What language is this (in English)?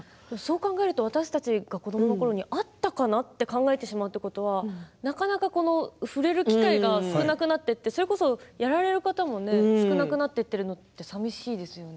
Japanese